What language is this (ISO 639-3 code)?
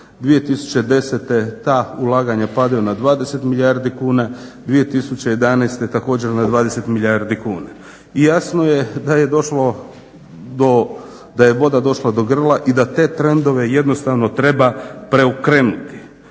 hrv